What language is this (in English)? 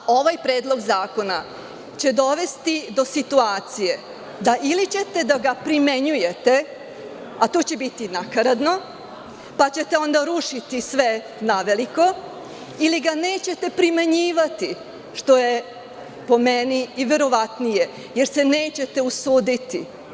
Serbian